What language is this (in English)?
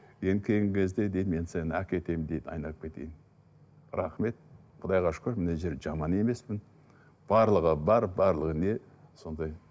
Kazakh